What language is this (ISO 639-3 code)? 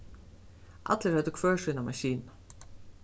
fao